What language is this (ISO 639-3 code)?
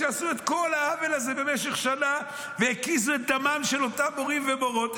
heb